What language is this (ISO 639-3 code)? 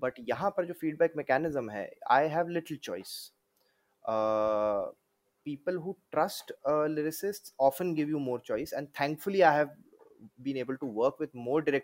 hin